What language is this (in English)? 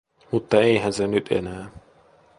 Finnish